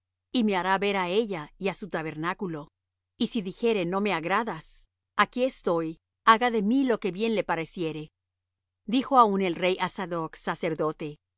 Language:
Spanish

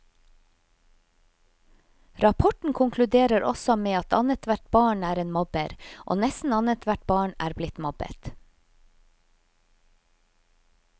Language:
Norwegian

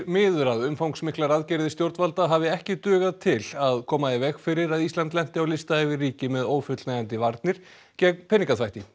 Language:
Icelandic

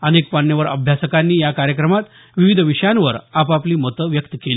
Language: Marathi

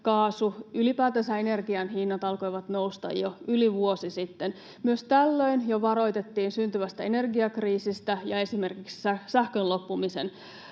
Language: Finnish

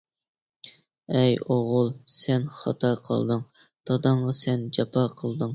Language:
Uyghur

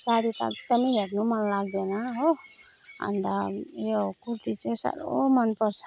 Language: Nepali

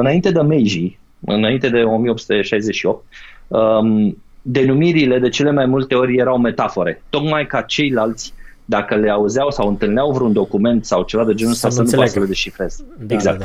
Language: Romanian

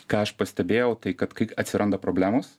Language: Lithuanian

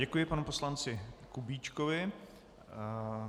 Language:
Czech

